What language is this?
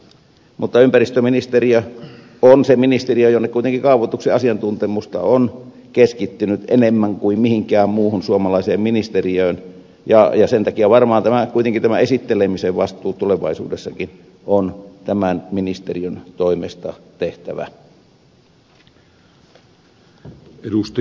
Finnish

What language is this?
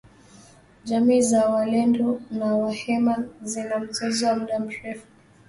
Swahili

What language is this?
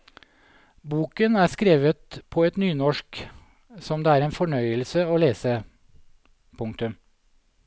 Norwegian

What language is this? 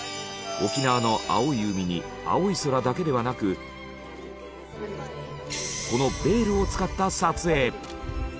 Japanese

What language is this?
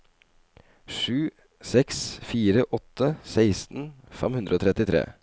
Norwegian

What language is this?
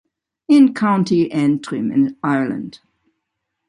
English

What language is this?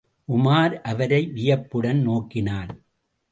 Tamil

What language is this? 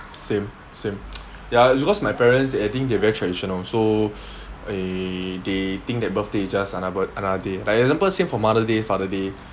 English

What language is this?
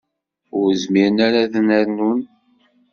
Kabyle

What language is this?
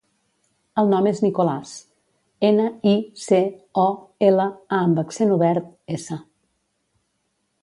Catalan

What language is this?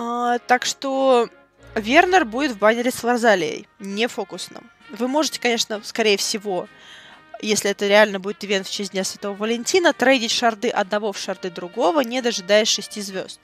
Russian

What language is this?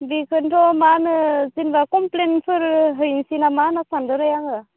Bodo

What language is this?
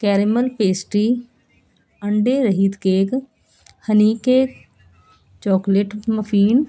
Punjabi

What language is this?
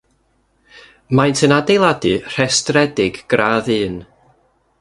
Welsh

